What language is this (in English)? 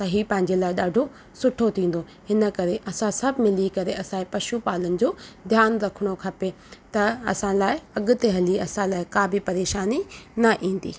Sindhi